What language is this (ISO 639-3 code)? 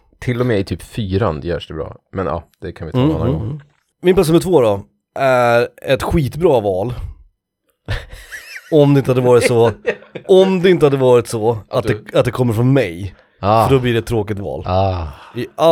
swe